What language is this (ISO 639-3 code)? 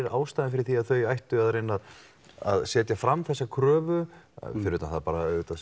isl